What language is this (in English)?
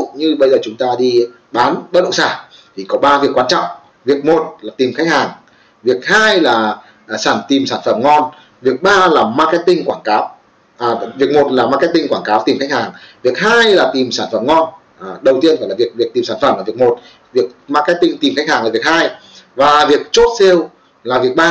Vietnamese